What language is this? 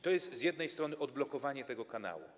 Polish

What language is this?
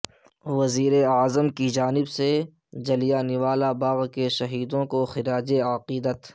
Urdu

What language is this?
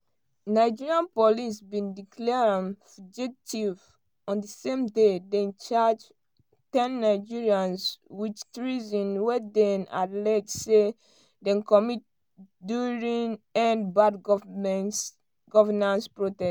Nigerian Pidgin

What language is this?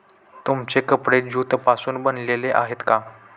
Marathi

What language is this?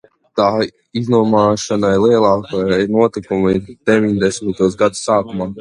Latvian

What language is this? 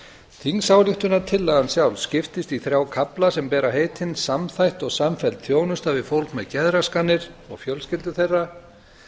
Icelandic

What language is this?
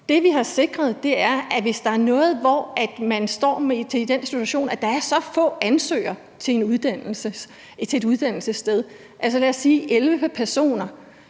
Danish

